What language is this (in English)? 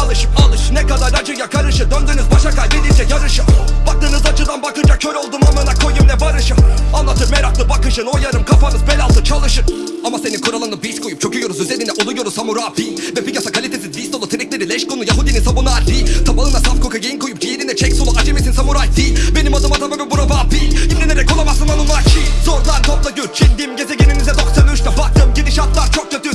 Turkish